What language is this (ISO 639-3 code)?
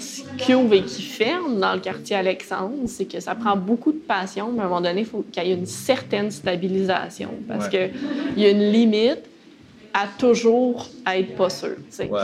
fra